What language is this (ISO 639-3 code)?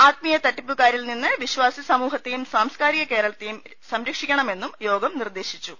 mal